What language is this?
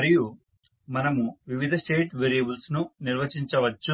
Telugu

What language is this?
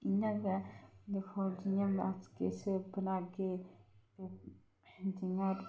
Dogri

